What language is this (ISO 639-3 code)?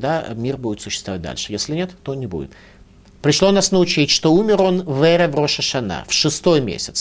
rus